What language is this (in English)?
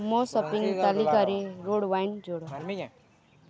Odia